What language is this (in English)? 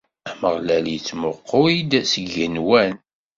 Kabyle